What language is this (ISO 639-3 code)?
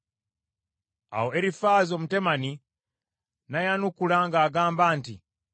lug